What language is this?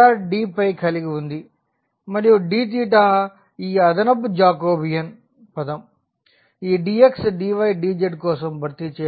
Telugu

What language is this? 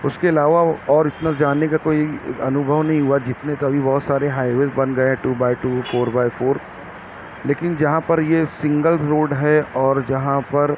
Urdu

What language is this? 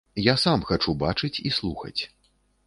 Belarusian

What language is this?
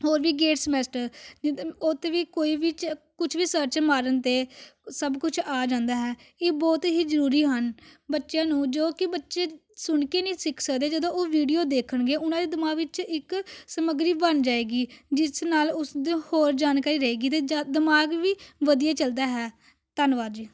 Punjabi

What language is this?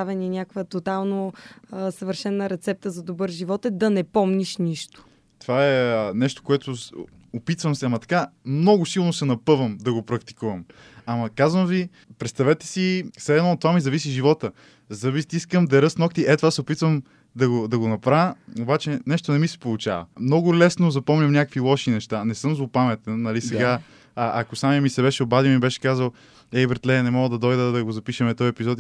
Bulgarian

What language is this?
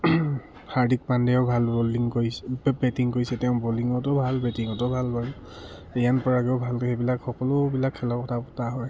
Assamese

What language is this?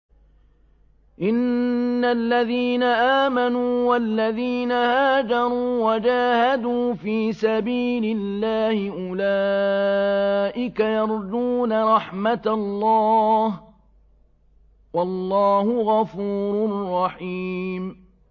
Arabic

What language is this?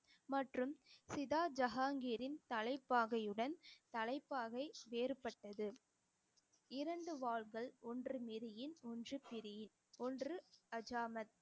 Tamil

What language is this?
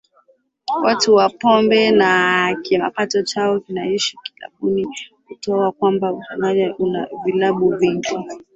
Swahili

